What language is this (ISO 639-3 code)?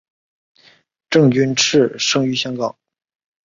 zho